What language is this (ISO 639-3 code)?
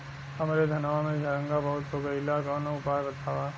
bho